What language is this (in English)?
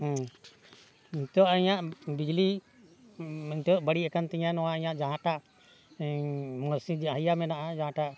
Santali